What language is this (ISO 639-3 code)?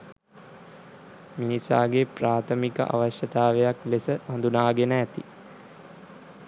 sin